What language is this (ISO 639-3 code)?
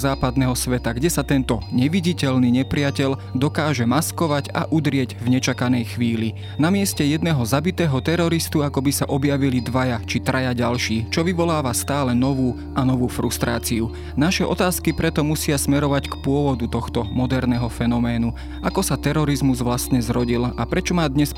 slk